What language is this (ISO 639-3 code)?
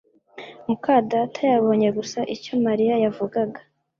kin